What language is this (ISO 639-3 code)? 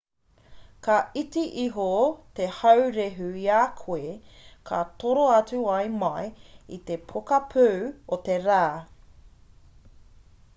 mri